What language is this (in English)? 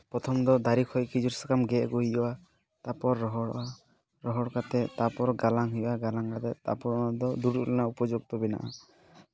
Santali